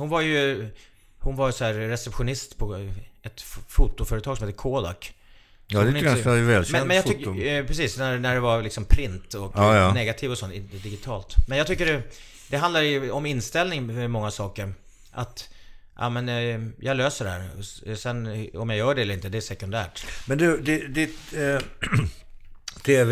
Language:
Swedish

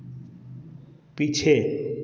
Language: Hindi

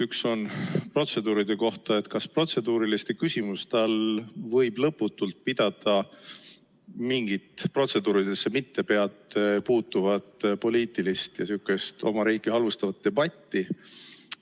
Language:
Estonian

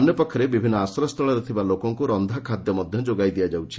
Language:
Odia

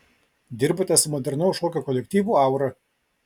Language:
Lithuanian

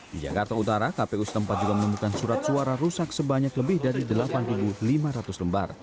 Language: Indonesian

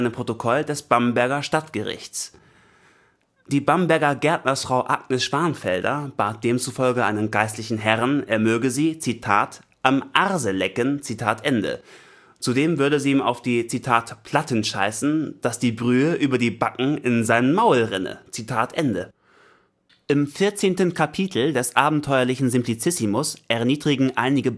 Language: German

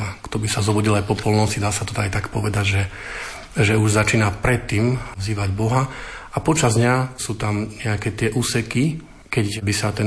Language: Slovak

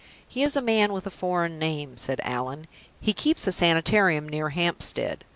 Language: English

